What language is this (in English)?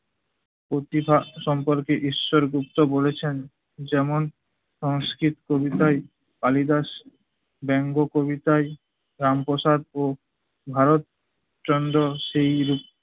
Bangla